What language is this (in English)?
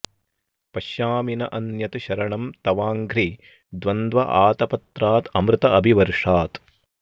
Sanskrit